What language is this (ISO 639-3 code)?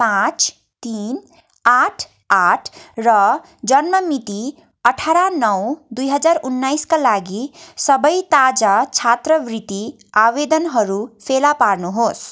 nep